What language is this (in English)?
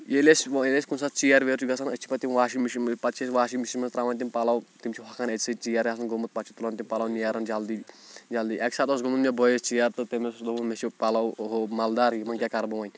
Kashmiri